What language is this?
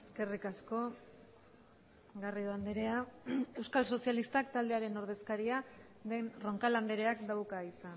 Basque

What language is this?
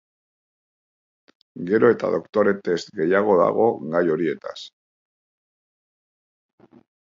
Basque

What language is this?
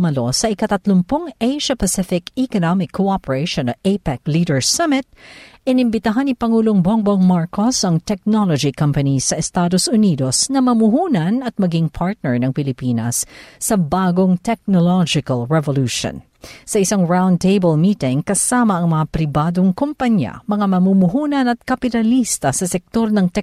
Filipino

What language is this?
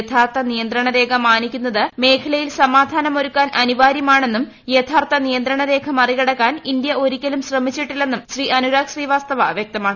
Malayalam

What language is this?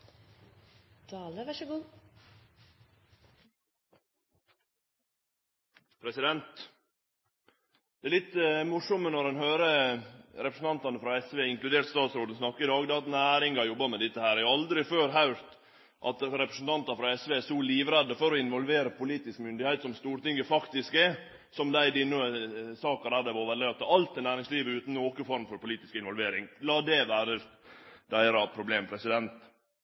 Norwegian Nynorsk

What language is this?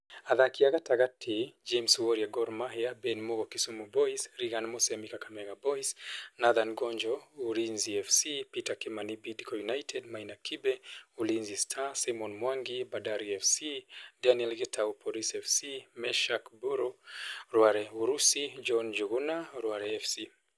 Kikuyu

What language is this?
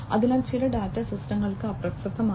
Malayalam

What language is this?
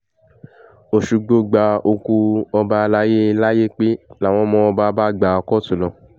Yoruba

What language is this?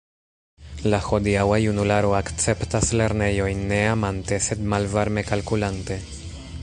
Esperanto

